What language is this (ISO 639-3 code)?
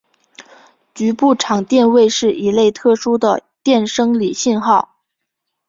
zho